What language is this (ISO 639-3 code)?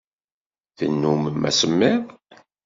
kab